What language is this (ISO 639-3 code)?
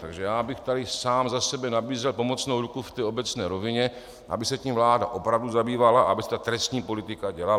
ces